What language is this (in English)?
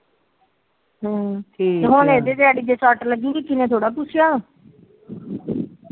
Punjabi